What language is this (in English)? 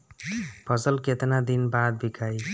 Bhojpuri